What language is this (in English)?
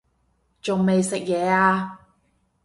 Cantonese